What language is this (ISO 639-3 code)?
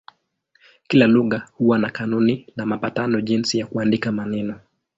swa